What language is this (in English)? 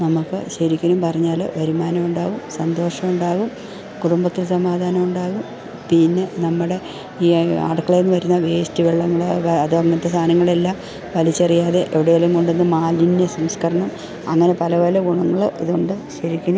Malayalam